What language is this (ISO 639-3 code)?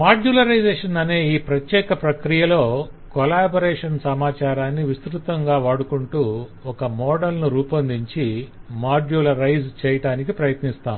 tel